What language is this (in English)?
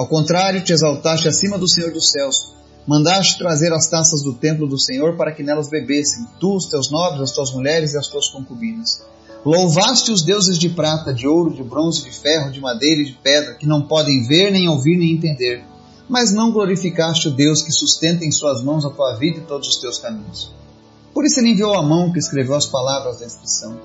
Portuguese